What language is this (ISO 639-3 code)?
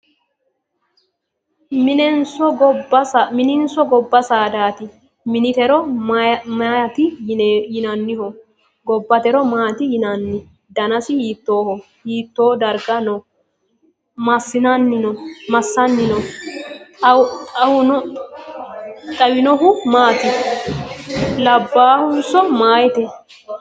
sid